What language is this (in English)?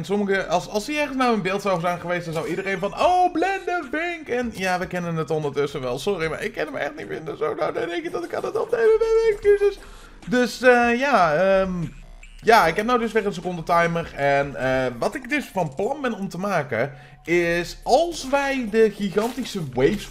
Dutch